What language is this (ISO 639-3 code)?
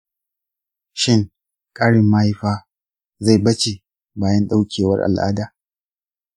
hau